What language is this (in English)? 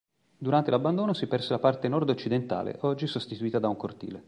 Italian